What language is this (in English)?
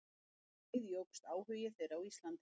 Icelandic